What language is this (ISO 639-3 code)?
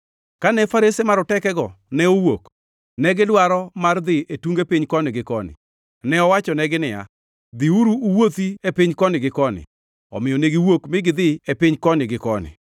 luo